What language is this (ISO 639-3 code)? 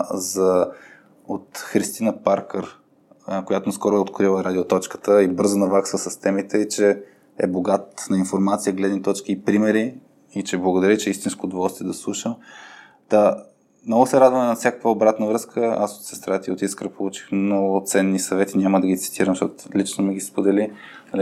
bul